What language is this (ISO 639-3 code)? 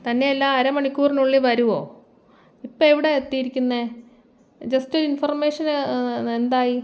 mal